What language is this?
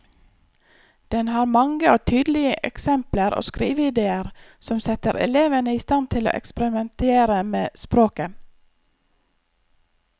Norwegian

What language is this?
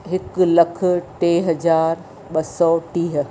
Sindhi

